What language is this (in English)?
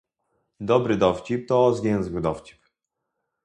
Polish